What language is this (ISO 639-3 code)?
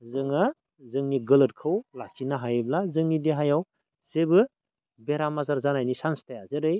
brx